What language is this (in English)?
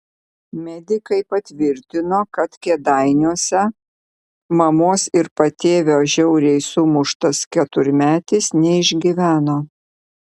Lithuanian